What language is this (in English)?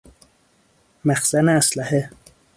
Persian